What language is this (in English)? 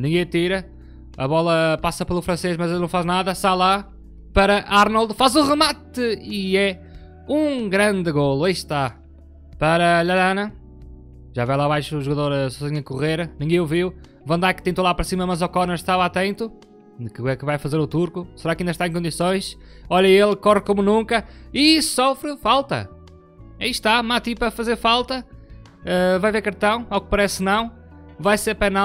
Portuguese